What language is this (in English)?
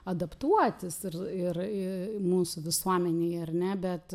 Lithuanian